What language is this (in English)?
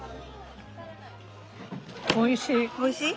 Japanese